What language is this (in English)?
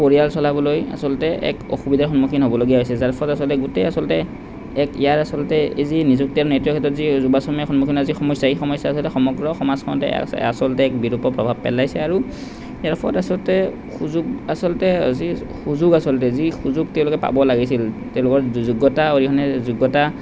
Assamese